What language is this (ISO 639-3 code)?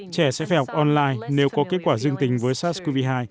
vie